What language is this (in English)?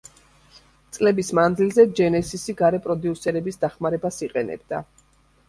Georgian